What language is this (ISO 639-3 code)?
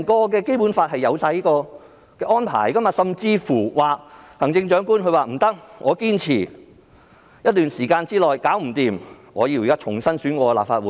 yue